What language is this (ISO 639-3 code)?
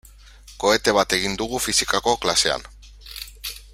eus